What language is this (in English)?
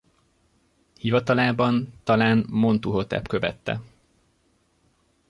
Hungarian